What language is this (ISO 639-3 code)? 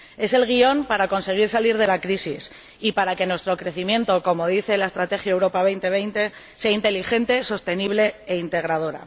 spa